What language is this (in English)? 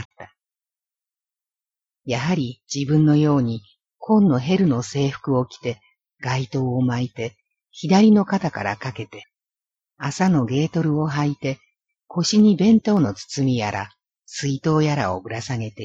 Japanese